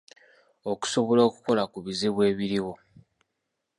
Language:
Ganda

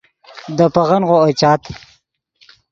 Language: Yidgha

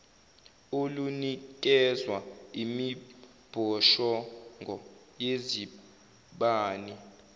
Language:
Zulu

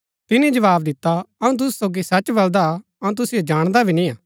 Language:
Gaddi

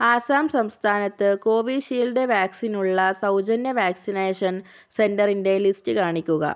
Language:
Malayalam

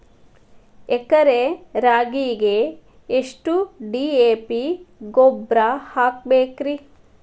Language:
Kannada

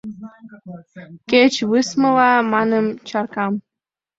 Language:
Mari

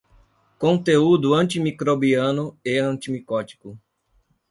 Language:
Portuguese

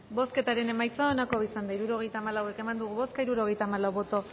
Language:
Basque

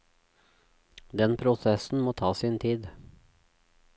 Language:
Norwegian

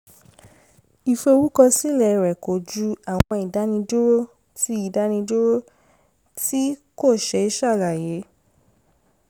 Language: Yoruba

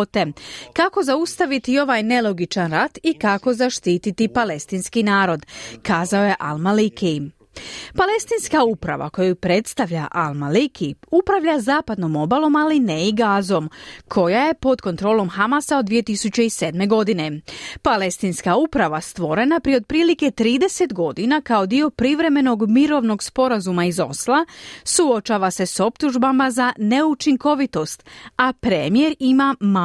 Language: Croatian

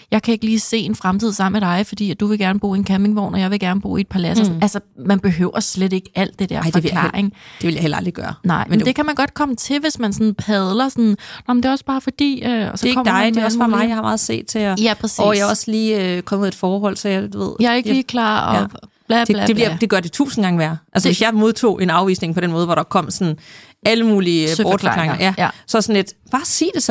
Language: Danish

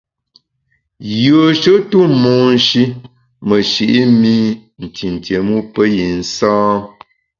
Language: Bamun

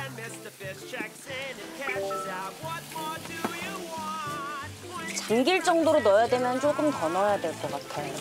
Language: Korean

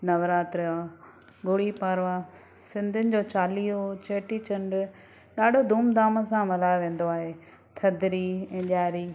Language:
Sindhi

